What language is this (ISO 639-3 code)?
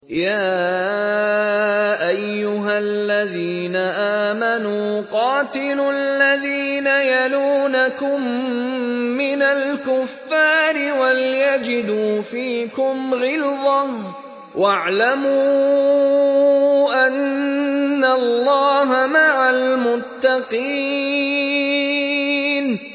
ara